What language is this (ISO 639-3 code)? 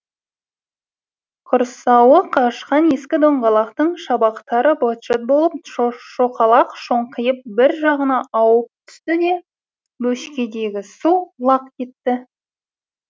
kaz